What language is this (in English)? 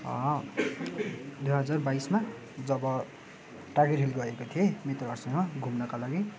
Nepali